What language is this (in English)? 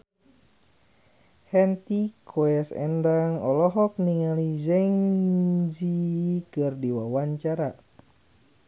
Sundanese